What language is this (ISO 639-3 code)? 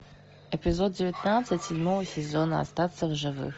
rus